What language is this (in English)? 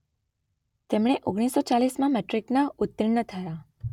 Gujarati